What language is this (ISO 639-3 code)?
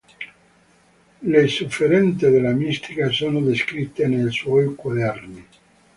ita